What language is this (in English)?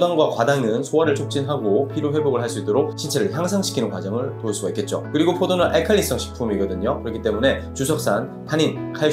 Korean